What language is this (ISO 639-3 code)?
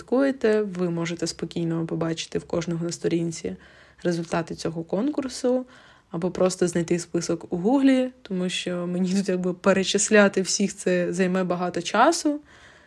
ukr